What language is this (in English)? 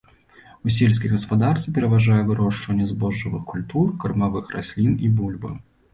Belarusian